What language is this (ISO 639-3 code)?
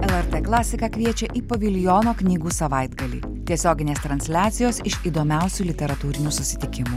lit